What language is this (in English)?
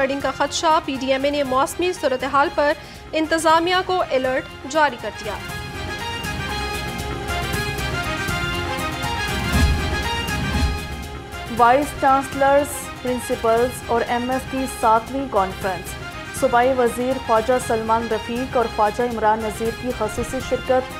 Hindi